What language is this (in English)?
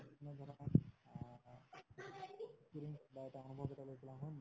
Assamese